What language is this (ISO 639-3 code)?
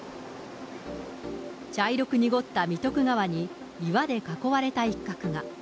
jpn